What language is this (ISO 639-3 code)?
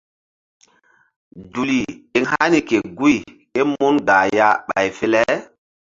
mdd